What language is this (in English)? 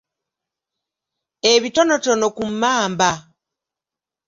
Ganda